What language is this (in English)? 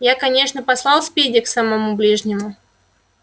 Russian